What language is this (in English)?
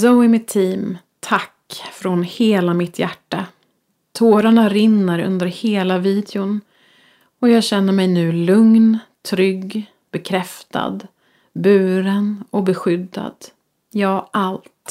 Swedish